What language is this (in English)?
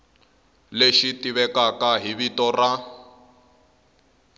Tsonga